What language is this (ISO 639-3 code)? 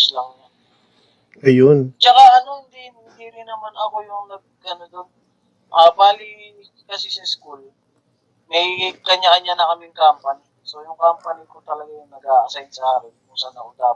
fil